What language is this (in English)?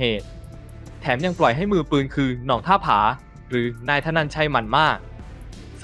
Thai